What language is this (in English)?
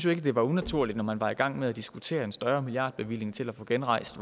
Danish